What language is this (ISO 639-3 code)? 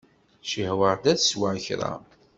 kab